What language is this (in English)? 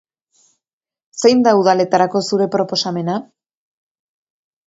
Basque